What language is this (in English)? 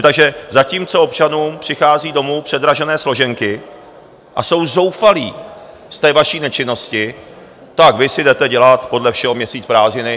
Czech